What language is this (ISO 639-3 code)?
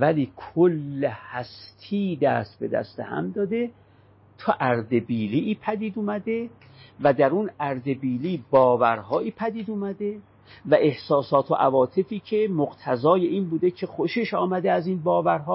fas